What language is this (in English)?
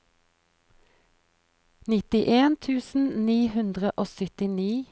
Norwegian